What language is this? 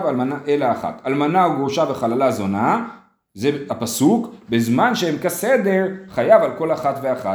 Hebrew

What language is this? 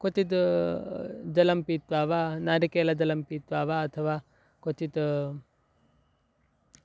Sanskrit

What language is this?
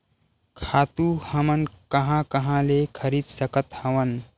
Chhattisgarhi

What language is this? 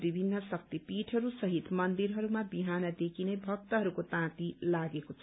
Nepali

